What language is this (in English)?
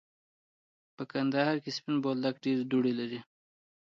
Pashto